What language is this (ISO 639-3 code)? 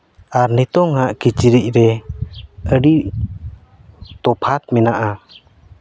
sat